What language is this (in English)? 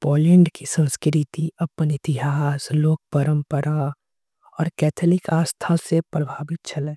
Angika